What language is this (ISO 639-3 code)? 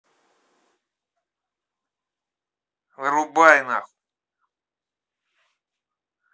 rus